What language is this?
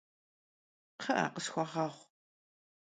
Kabardian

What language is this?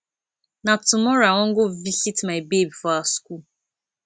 Nigerian Pidgin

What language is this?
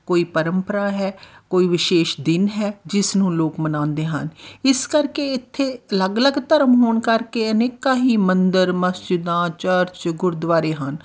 Punjabi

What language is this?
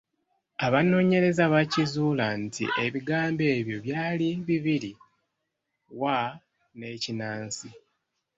Ganda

